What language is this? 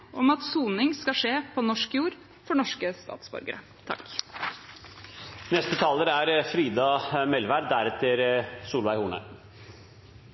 Norwegian Bokmål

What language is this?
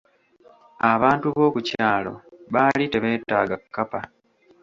Ganda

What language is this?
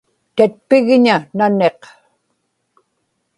Inupiaq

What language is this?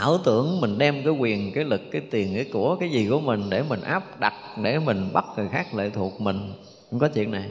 Vietnamese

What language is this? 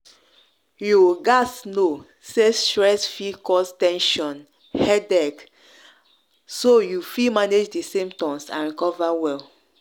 Nigerian Pidgin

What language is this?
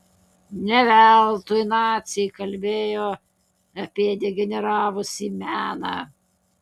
Lithuanian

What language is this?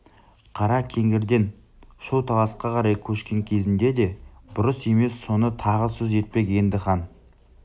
Kazakh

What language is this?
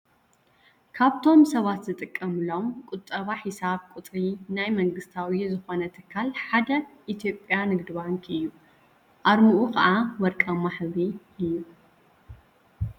Tigrinya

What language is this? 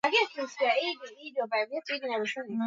Swahili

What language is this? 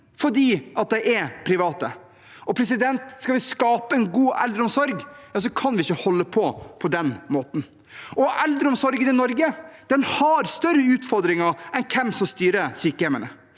Norwegian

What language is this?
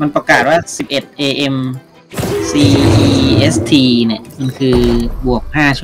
Thai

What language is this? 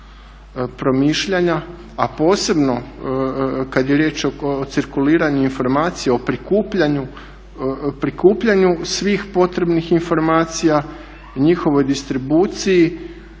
Croatian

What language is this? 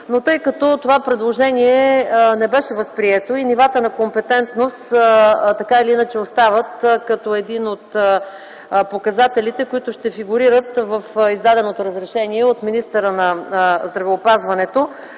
Bulgarian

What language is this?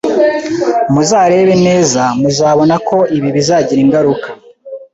Kinyarwanda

